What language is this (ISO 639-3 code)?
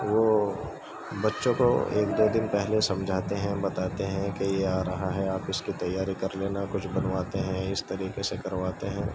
urd